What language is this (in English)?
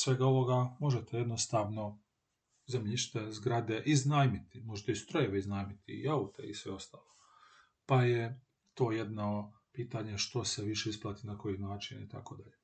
Croatian